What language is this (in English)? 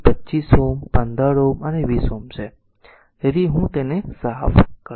Gujarati